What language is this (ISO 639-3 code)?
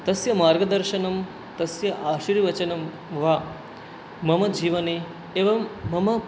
san